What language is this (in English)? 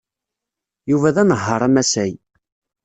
Kabyle